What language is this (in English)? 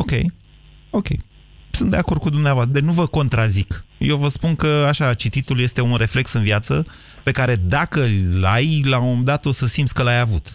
Romanian